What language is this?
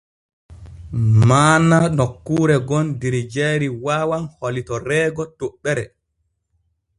Borgu Fulfulde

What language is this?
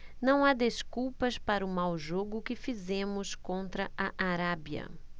Portuguese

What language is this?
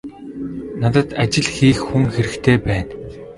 Mongolian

